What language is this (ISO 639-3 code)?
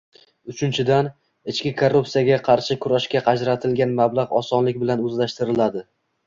uzb